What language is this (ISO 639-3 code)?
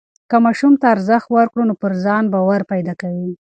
pus